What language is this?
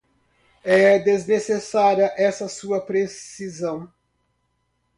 Portuguese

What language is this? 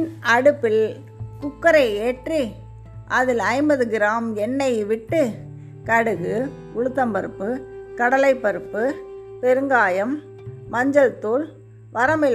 Tamil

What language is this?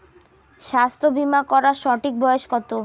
Bangla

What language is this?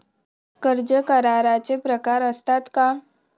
Marathi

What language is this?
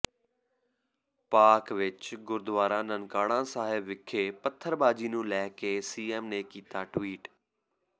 Punjabi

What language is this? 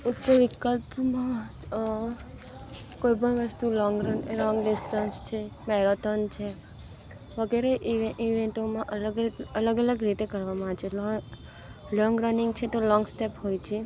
Gujarati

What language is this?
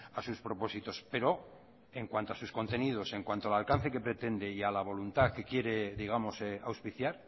Spanish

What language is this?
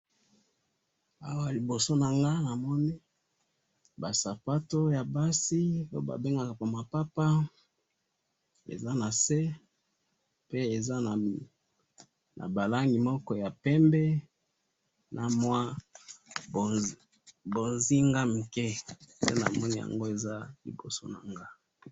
Lingala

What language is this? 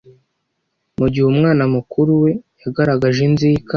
Kinyarwanda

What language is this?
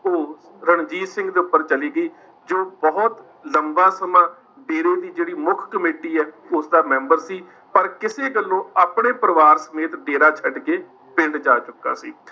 Punjabi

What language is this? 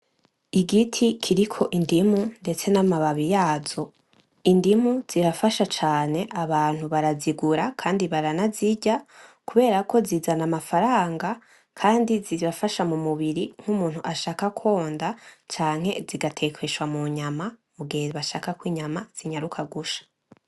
Rundi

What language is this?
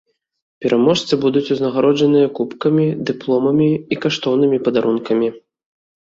Belarusian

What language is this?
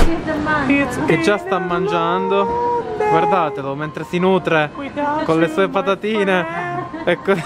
Italian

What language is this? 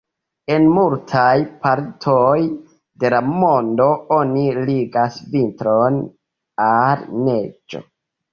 Esperanto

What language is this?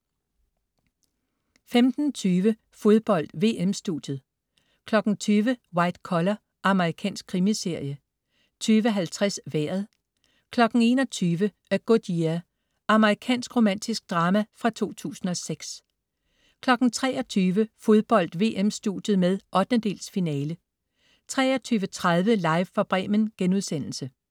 Danish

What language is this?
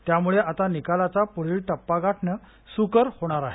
Marathi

